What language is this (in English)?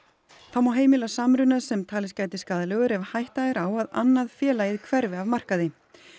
Icelandic